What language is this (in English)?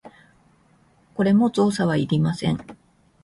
Japanese